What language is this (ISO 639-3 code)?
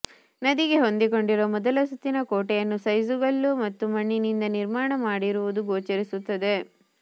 kan